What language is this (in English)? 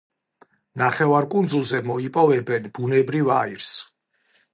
Georgian